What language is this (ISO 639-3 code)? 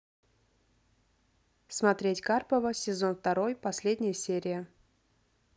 rus